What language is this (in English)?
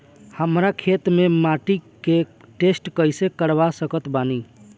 Bhojpuri